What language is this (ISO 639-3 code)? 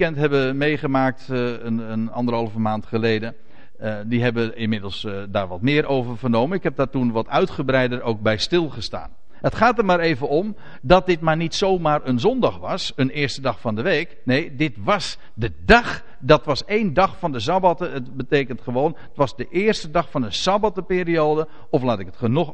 nld